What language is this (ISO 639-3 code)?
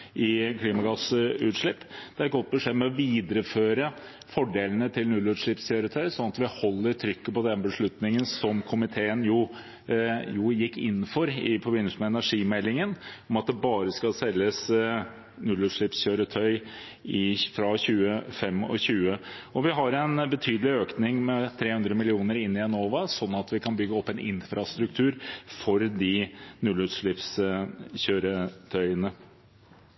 nob